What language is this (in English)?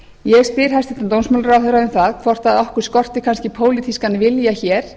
Icelandic